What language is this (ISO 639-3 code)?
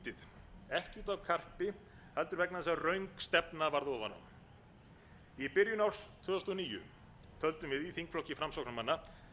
isl